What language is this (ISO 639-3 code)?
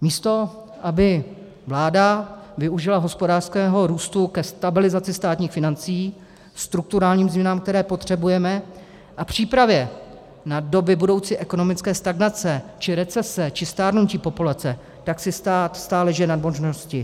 ces